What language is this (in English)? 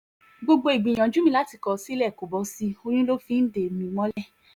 Yoruba